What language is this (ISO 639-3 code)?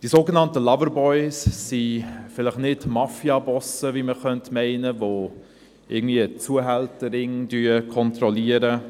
gsw